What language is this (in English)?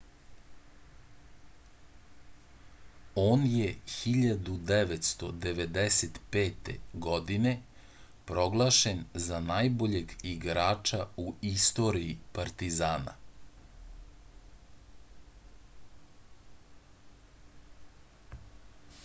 Serbian